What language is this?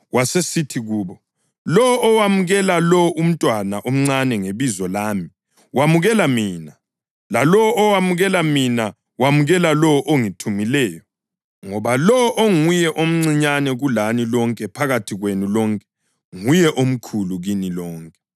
North Ndebele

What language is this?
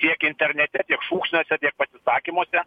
Lithuanian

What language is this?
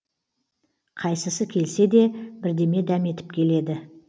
Kazakh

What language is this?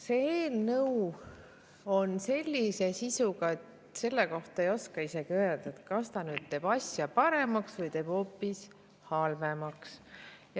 Estonian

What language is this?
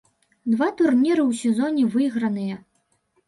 Belarusian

